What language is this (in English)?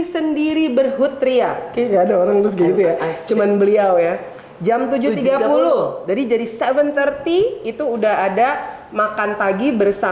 Indonesian